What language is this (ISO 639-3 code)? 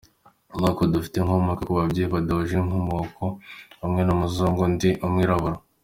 kin